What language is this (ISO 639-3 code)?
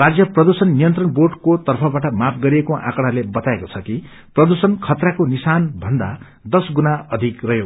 nep